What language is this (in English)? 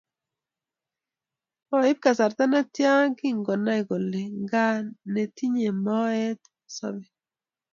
Kalenjin